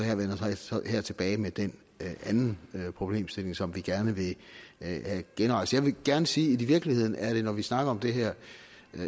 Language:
Danish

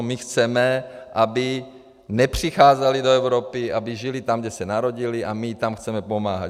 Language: Czech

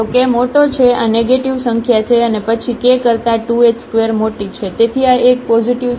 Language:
Gujarati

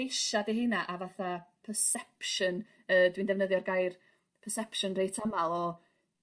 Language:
Welsh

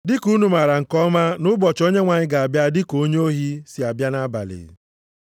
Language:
Igbo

